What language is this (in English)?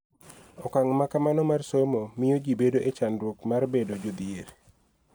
Luo (Kenya and Tanzania)